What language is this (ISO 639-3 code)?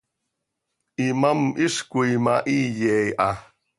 sei